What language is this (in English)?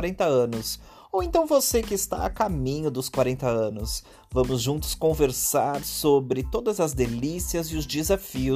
Portuguese